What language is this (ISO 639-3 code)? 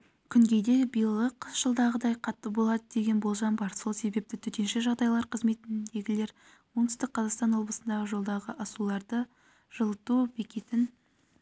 kaz